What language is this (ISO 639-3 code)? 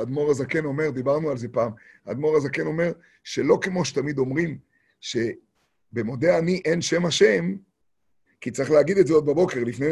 heb